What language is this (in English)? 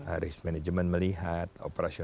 Indonesian